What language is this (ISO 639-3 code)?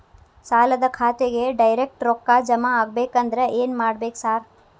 kan